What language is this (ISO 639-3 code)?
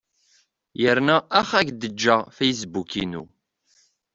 kab